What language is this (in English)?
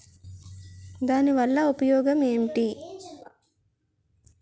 Telugu